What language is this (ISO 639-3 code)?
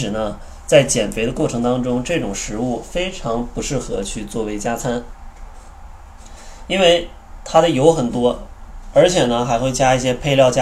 zho